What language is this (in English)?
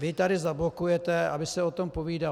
Czech